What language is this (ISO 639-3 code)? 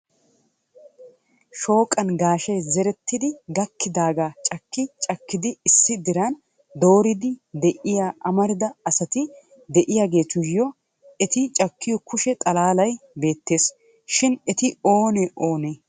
wal